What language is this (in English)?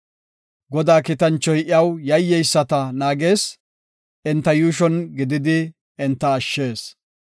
Gofa